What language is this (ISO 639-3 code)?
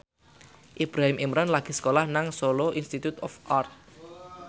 jav